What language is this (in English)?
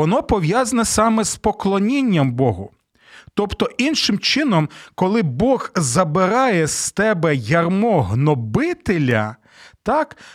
Ukrainian